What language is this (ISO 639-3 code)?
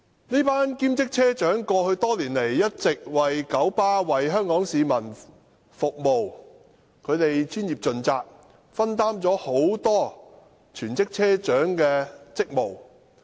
yue